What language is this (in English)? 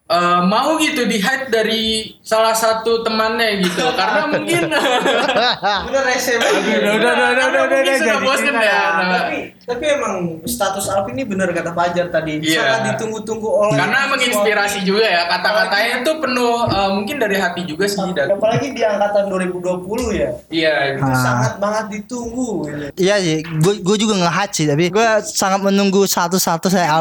Indonesian